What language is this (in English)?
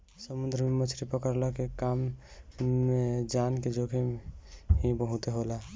Bhojpuri